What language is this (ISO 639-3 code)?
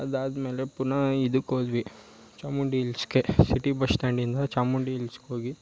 kan